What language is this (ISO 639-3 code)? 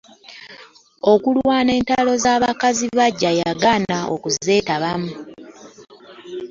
lug